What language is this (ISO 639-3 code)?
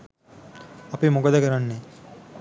sin